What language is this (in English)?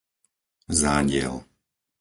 Slovak